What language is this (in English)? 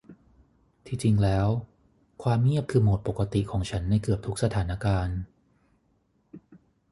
Thai